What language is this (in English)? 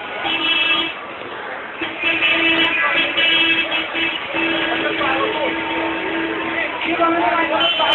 Arabic